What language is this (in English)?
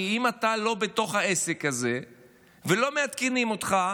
Hebrew